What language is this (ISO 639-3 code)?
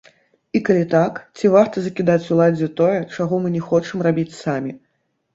bel